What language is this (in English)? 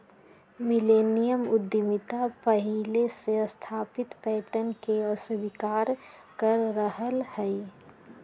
Magahi